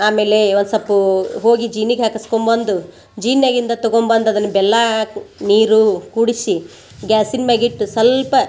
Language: Kannada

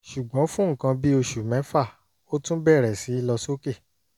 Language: Yoruba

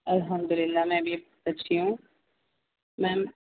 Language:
Urdu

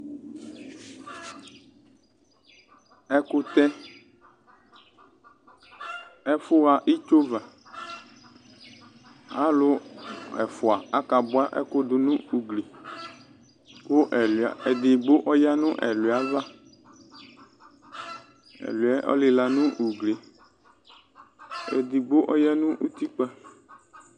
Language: Ikposo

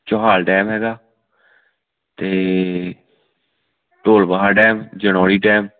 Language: Punjabi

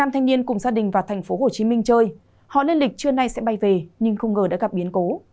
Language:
Vietnamese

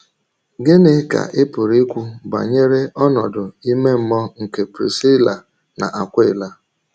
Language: Igbo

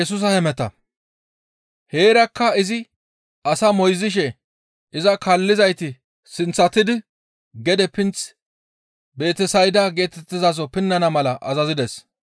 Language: Gamo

